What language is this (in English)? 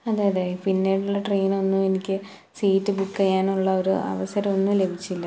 Malayalam